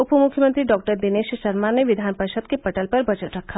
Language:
Hindi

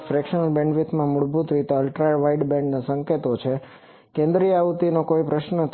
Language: Gujarati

